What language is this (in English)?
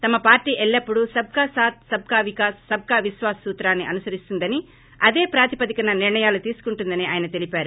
Telugu